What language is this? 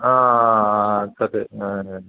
Sanskrit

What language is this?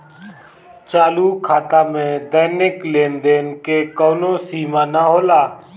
Bhojpuri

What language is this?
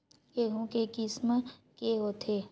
Chhattisgarhi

